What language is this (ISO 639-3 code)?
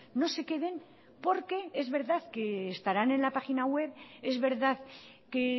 spa